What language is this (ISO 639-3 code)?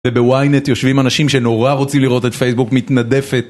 heb